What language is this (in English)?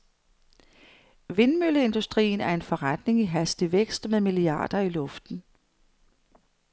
Danish